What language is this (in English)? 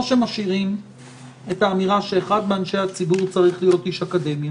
Hebrew